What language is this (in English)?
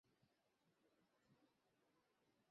Bangla